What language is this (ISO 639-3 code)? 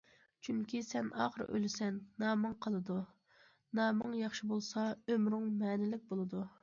uig